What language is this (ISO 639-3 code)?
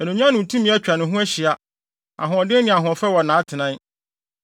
aka